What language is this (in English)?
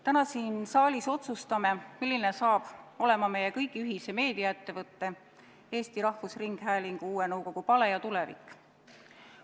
Estonian